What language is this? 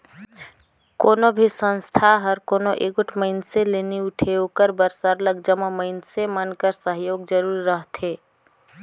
Chhattisgarhi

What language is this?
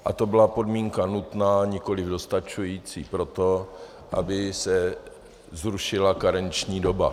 Czech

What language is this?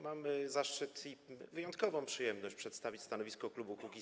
Polish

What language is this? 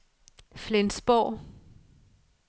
Danish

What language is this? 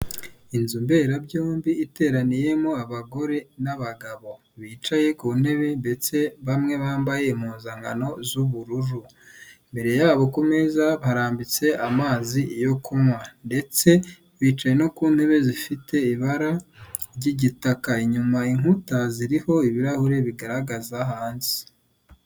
Kinyarwanda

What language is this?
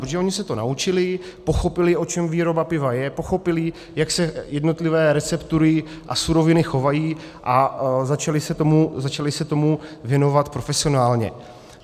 Czech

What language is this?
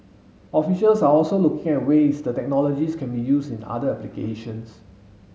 English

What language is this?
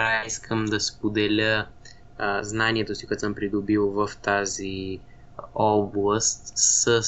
Bulgarian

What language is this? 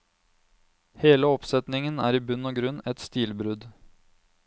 Norwegian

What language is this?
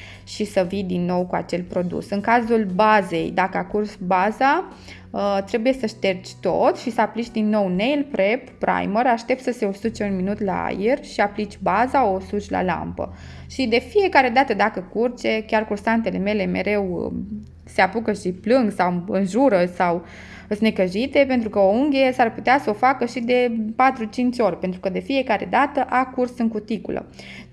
Romanian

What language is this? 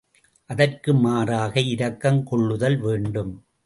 Tamil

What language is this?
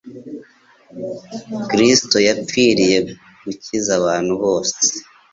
Kinyarwanda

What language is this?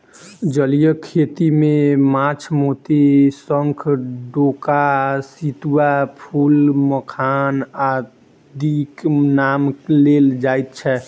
Maithili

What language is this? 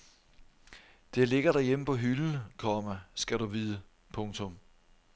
Danish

